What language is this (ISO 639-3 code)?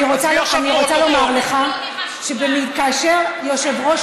heb